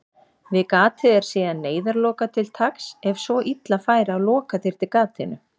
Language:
Icelandic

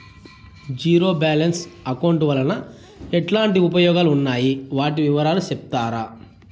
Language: Telugu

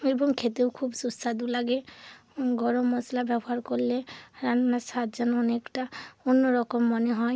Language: Bangla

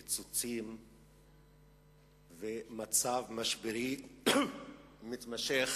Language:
Hebrew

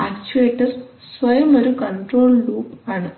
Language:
Malayalam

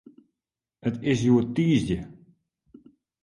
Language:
Western Frisian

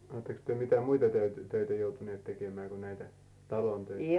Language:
Finnish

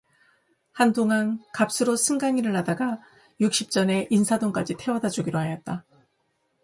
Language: Korean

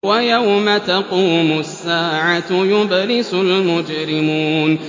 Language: Arabic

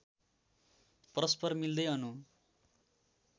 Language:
Nepali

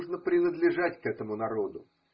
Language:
Russian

